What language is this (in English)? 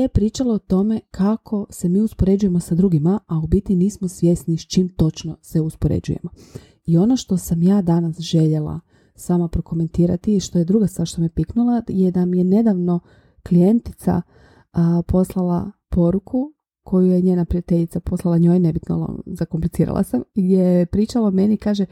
Croatian